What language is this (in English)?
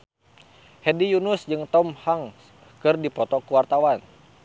Sundanese